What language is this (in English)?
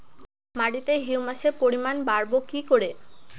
Bangla